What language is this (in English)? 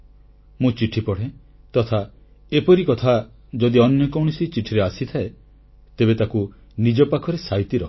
Odia